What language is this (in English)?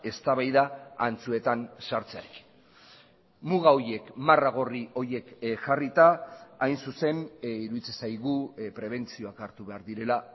Basque